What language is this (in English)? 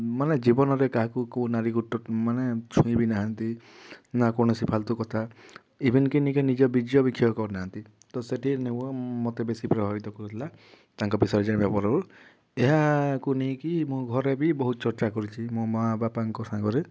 Odia